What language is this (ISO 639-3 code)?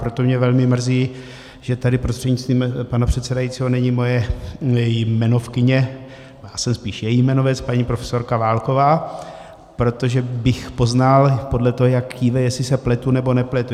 ces